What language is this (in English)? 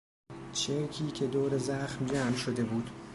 Persian